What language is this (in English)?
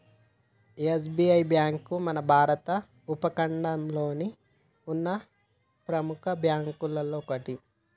Telugu